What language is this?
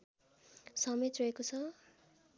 Nepali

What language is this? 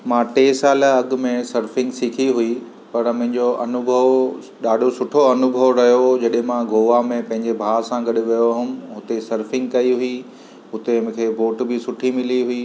Sindhi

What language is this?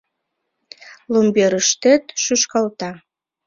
Mari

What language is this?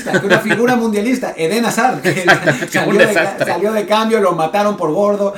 Spanish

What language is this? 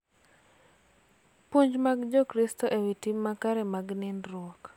Luo (Kenya and Tanzania)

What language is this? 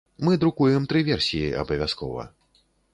Belarusian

